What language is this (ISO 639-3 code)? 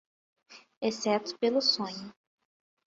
por